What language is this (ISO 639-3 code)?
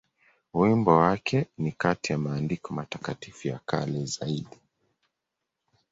swa